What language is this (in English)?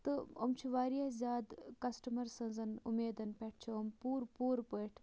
Kashmiri